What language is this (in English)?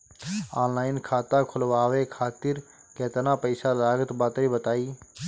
Bhojpuri